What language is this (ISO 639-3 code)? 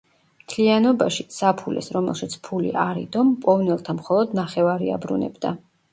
kat